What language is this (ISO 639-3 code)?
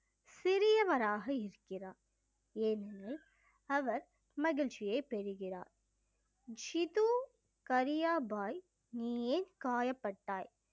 tam